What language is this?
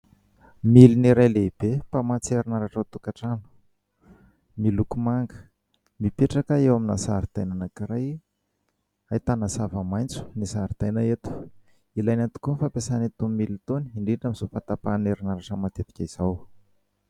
Malagasy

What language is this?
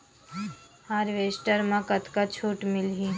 Chhattisgarhi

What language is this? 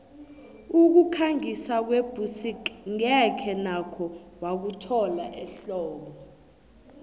South Ndebele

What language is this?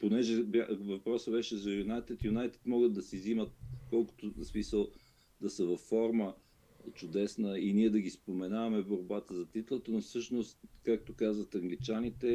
Bulgarian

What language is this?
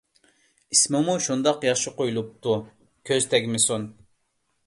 Uyghur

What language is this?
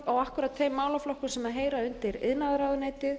Icelandic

